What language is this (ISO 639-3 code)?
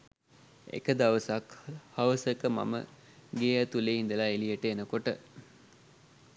sin